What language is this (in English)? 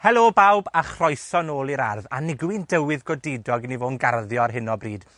Welsh